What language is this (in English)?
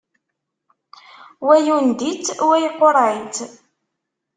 Kabyle